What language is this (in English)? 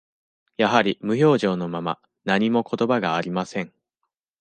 Japanese